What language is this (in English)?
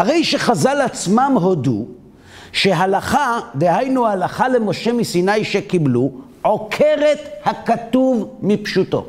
Hebrew